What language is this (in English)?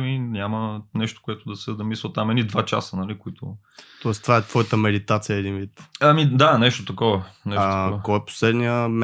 Bulgarian